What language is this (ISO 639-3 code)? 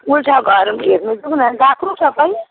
nep